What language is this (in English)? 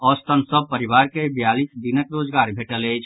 Maithili